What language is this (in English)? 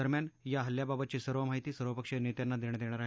Marathi